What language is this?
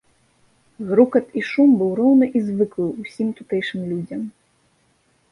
Belarusian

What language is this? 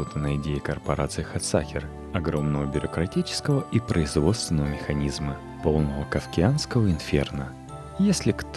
Russian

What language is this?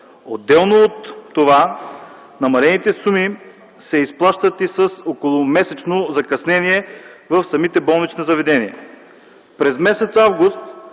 Bulgarian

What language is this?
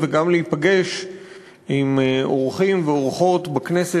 Hebrew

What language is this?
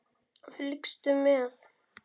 Icelandic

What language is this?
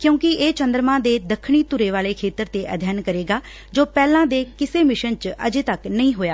Punjabi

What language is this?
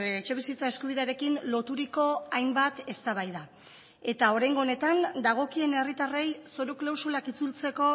Basque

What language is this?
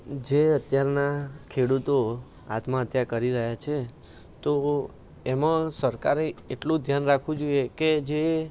Gujarati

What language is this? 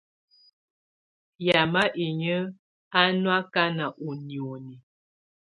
Tunen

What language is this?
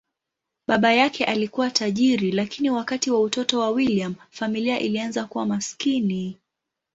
Swahili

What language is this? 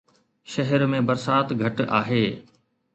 Sindhi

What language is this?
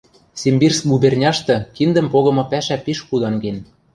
Western Mari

